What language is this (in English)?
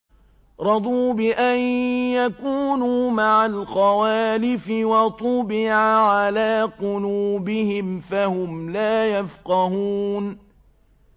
Arabic